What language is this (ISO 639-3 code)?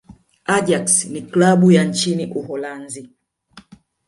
swa